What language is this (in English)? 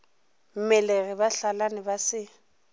Northern Sotho